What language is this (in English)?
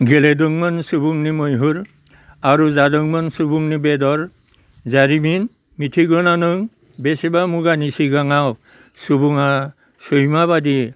Bodo